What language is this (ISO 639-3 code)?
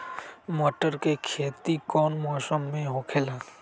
mag